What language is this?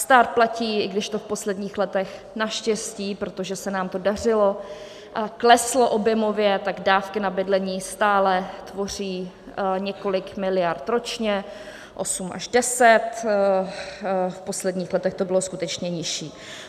Czech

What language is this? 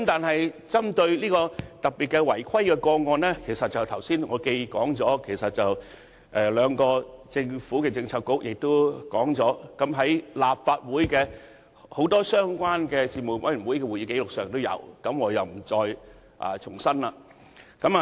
Cantonese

